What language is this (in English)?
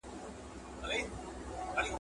Pashto